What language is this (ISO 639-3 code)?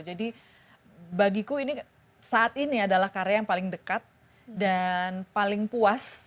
ind